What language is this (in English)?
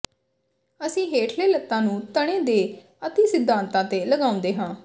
Punjabi